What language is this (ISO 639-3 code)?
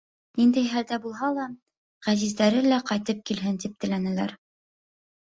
bak